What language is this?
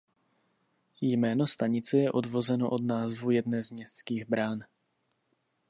Czech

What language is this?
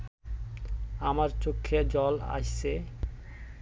Bangla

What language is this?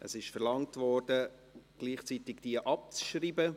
Swiss German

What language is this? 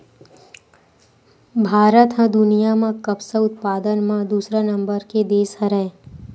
Chhattisgarhi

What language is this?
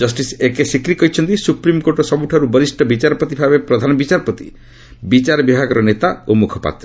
Odia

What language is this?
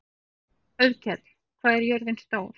Icelandic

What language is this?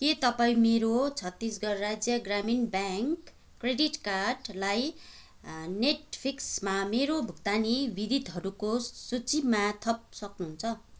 Nepali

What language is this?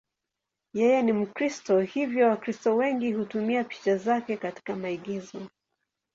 Swahili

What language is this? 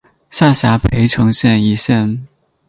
Chinese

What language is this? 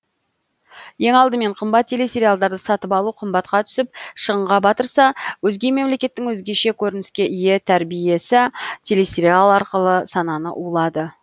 Kazakh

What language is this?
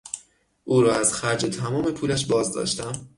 Persian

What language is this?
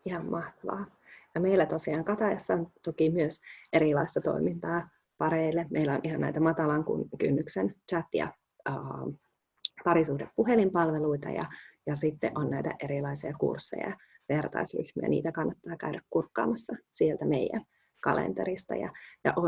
Finnish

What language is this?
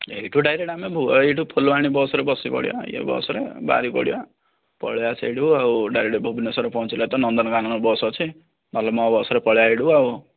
Odia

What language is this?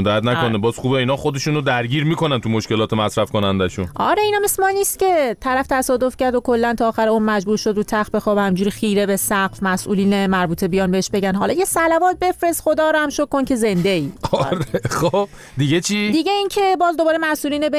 Persian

